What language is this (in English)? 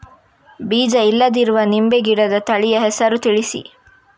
Kannada